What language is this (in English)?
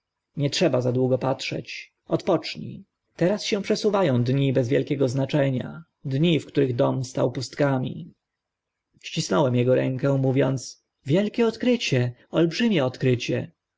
Polish